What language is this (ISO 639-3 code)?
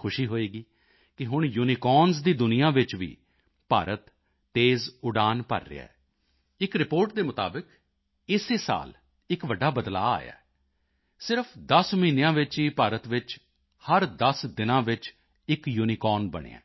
pan